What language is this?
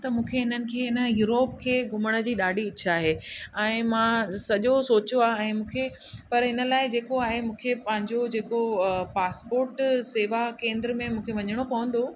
Sindhi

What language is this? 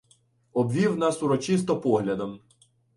Ukrainian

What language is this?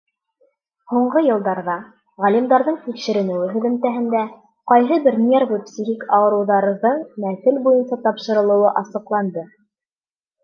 Bashkir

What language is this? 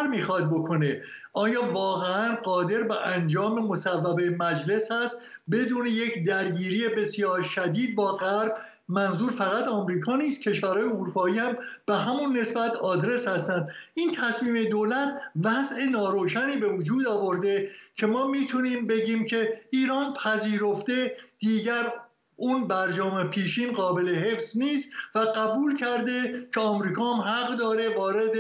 Persian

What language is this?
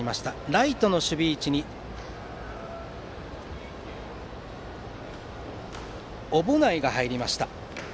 Japanese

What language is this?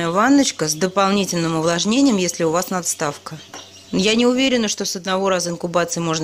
Russian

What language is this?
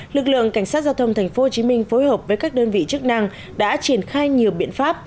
Vietnamese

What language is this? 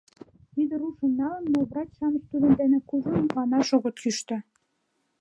Mari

